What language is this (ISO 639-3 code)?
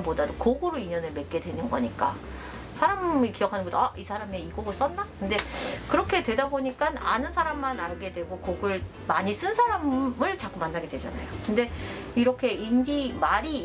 kor